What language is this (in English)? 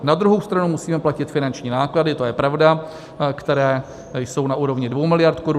Czech